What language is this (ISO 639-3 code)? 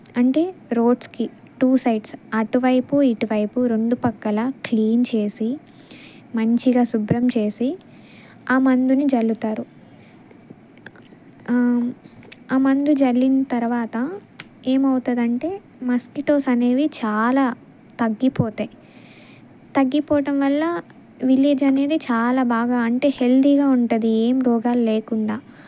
tel